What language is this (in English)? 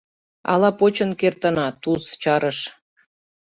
Mari